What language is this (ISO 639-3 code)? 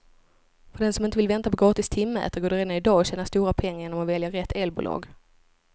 swe